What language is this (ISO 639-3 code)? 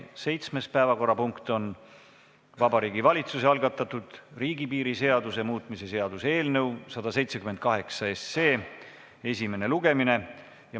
est